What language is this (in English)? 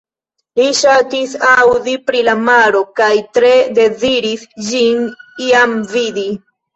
Esperanto